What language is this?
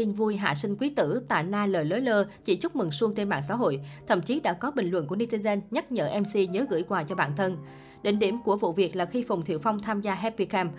Vietnamese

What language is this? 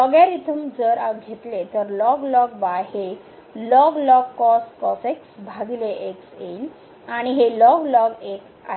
Marathi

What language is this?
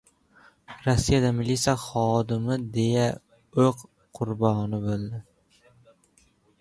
Uzbek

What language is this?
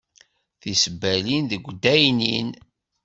Kabyle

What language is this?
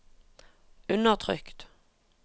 Norwegian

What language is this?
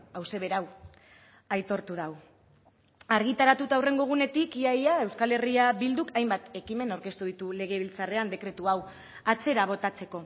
Basque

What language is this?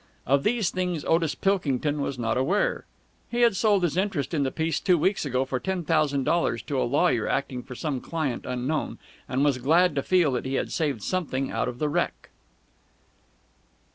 English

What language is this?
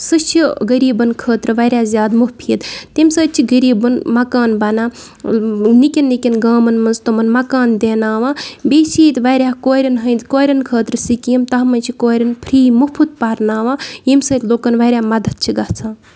Kashmiri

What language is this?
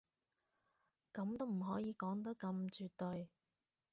Cantonese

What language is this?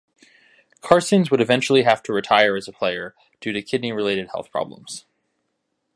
English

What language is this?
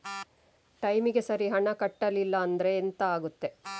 Kannada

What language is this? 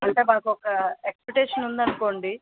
Telugu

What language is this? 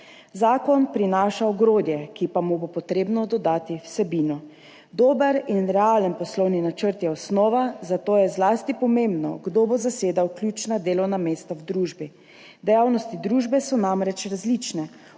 Slovenian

